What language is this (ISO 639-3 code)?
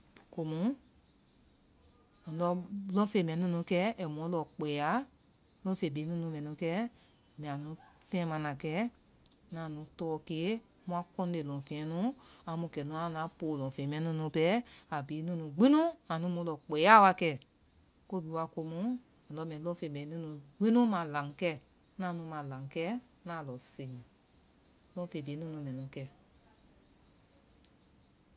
vai